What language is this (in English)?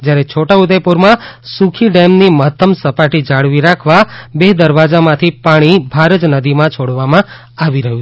Gujarati